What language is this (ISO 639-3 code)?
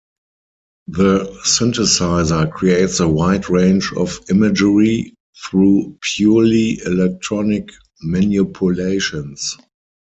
eng